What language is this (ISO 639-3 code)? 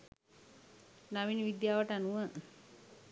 sin